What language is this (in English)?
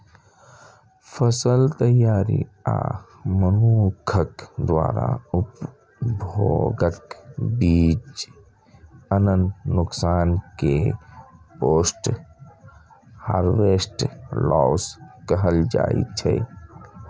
Maithili